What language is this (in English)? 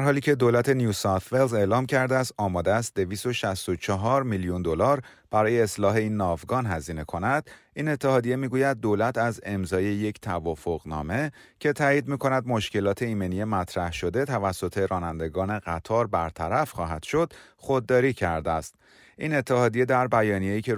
Persian